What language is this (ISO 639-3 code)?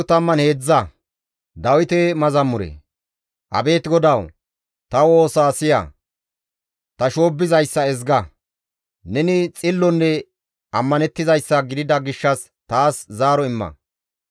gmv